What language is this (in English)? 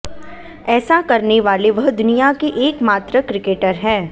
Hindi